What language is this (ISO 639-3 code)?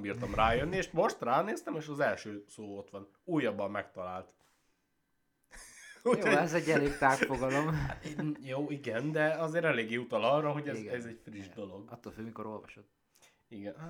hun